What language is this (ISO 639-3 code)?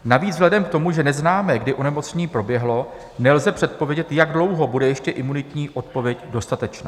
ces